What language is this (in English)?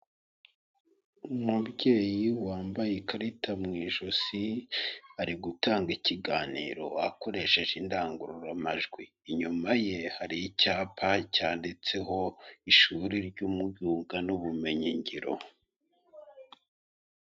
Kinyarwanda